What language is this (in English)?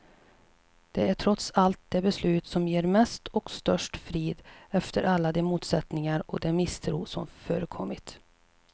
Swedish